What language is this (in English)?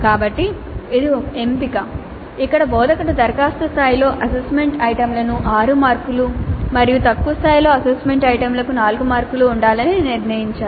Telugu